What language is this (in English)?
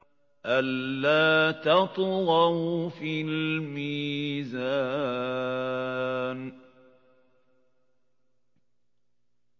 Arabic